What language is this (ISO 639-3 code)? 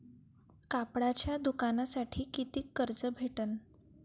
mar